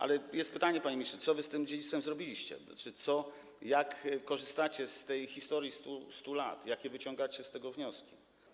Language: Polish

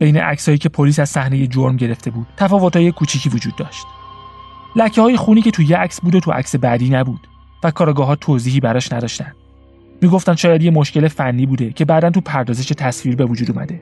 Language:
Persian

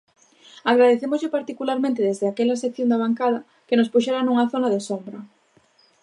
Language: Galician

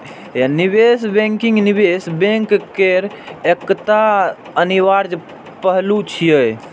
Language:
Maithili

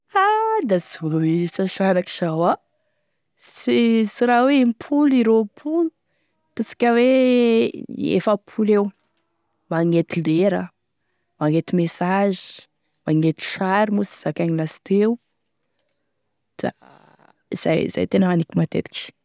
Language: Tesaka Malagasy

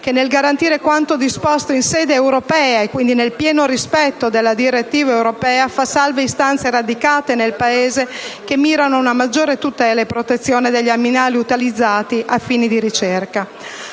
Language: Italian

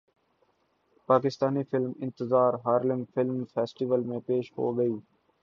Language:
Urdu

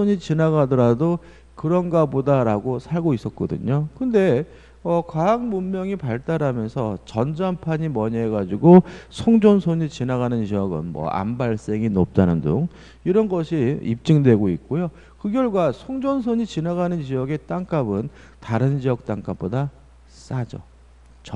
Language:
Korean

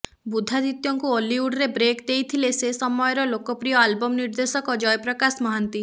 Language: Odia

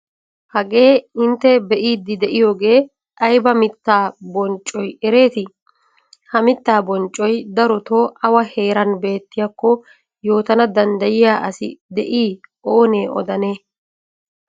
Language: Wolaytta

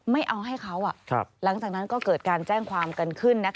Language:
Thai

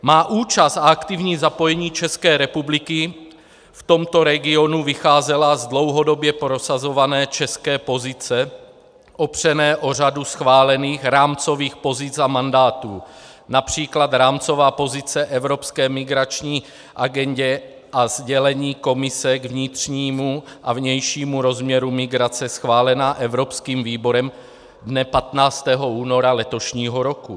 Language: Czech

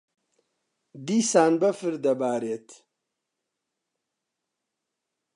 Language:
Central Kurdish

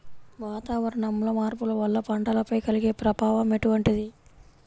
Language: Telugu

